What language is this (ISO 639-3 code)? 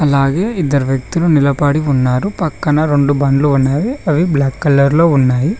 tel